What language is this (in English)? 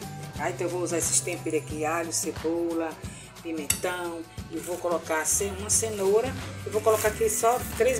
Portuguese